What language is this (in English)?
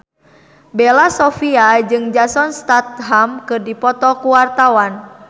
Sundanese